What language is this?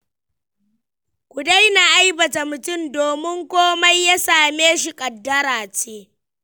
Hausa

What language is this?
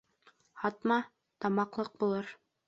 Bashkir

